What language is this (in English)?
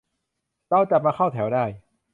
Thai